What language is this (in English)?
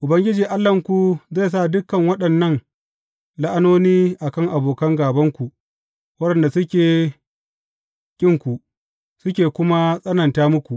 Hausa